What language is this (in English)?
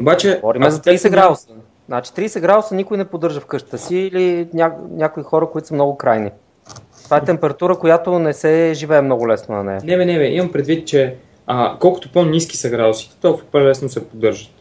Bulgarian